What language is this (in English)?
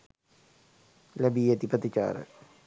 Sinhala